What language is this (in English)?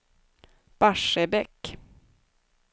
Swedish